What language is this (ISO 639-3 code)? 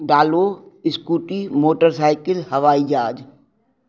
snd